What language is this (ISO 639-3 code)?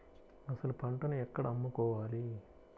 tel